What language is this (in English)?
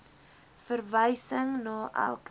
Afrikaans